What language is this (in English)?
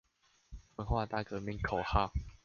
Chinese